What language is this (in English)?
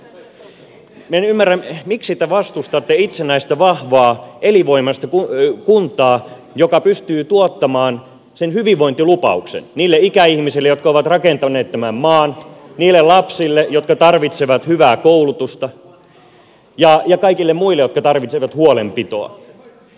Finnish